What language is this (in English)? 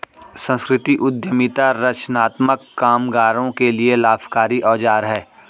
Hindi